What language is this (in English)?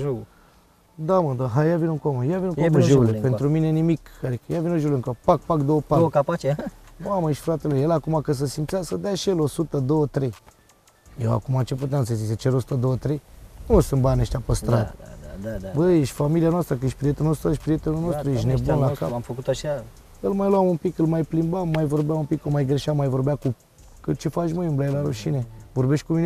Romanian